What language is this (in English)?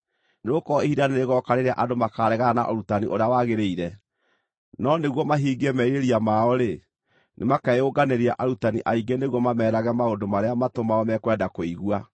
Kikuyu